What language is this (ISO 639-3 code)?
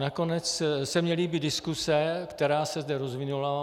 ces